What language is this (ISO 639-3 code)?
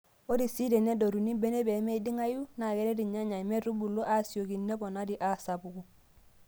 mas